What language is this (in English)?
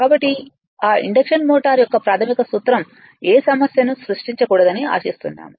Telugu